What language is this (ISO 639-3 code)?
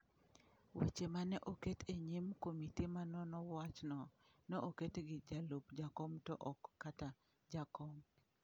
luo